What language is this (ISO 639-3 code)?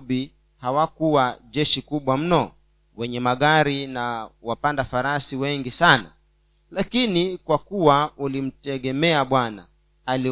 swa